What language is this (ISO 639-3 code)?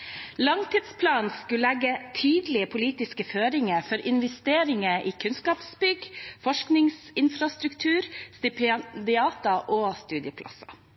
nob